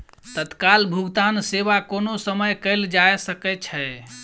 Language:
Maithili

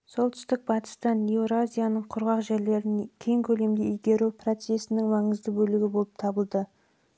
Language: Kazakh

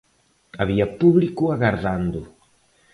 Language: Galician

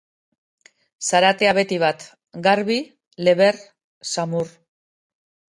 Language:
Basque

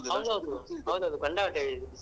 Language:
Kannada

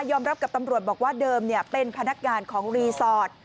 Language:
Thai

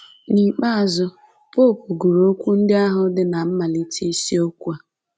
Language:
Igbo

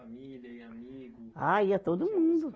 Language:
Portuguese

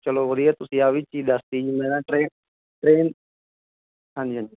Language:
Punjabi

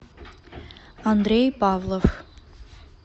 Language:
Russian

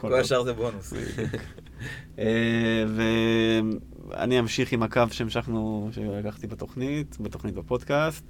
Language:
Hebrew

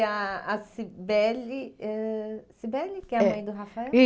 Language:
Portuguese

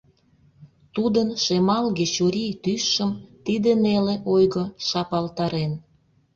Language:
Mari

